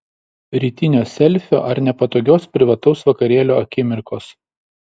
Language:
Lithuanian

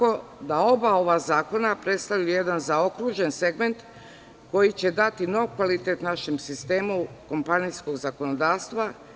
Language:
Serbian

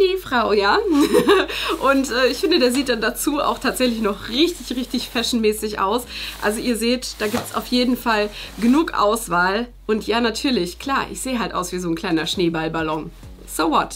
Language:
German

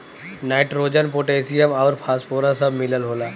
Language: Bhojpuri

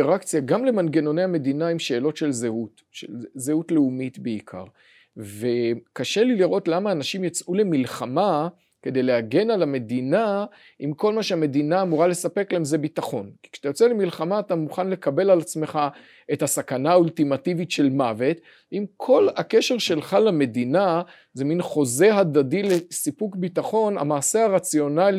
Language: Hebrew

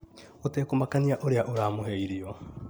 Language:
Kikuyu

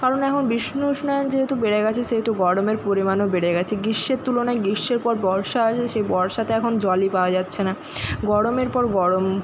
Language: Bangla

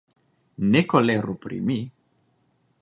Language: Esperanto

